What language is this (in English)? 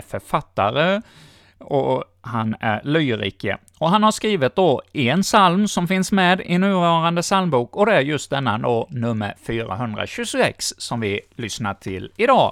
Swedish